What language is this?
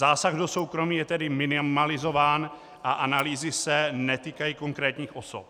Czech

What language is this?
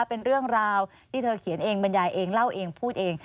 Thai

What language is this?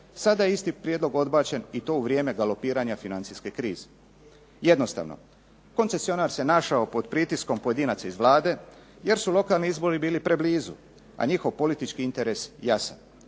Croatian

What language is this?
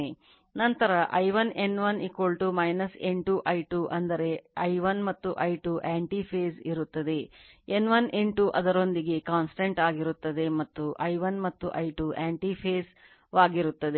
Kannada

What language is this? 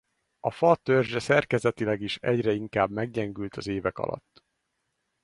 Hungarian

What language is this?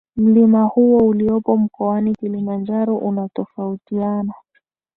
Swahili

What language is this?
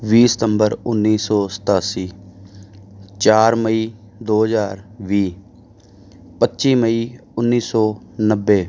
Punjabi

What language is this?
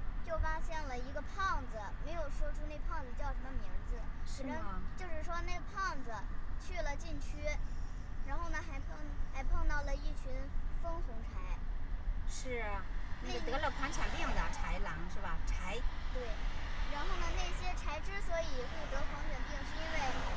Chinese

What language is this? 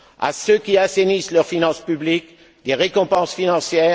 French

